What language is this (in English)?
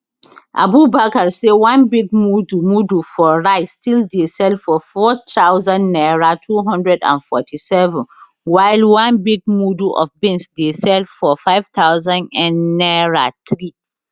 Nigerian Pidgin